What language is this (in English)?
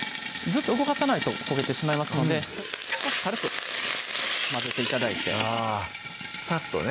Japanese